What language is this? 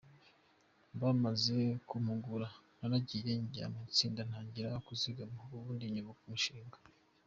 Kinyarwanda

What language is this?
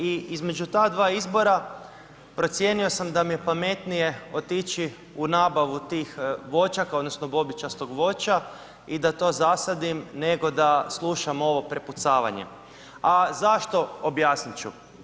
Croatian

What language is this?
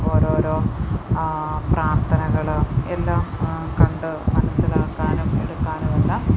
Malayalam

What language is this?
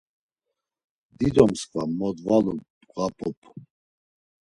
Laz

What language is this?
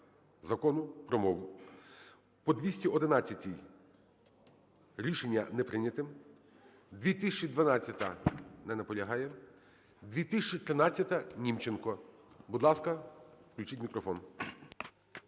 Ukrainian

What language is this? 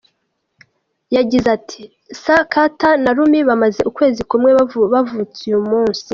Kinyarwanda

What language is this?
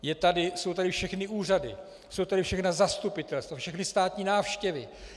Czech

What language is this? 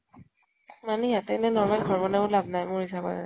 Assamese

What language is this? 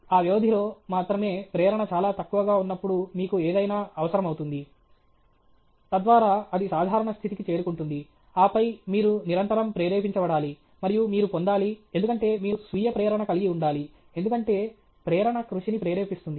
Telugu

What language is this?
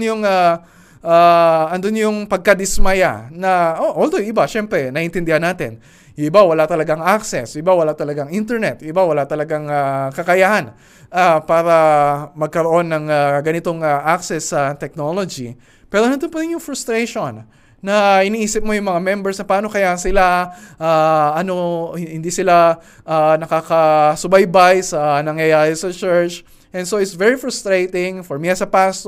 Filipino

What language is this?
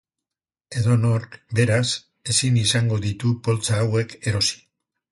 Basque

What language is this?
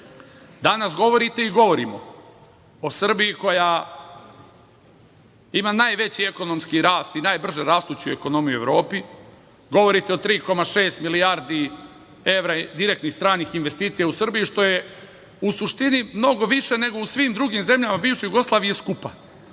Serbian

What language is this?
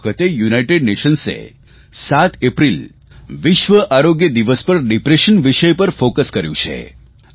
Gujarati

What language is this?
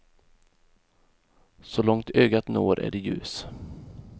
Swedish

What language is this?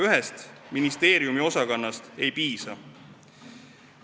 Estonian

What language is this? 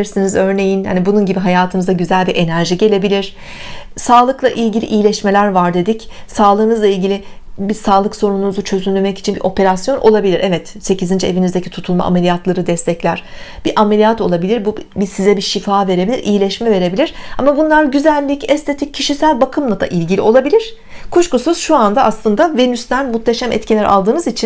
Turkish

